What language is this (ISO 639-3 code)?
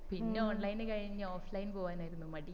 mal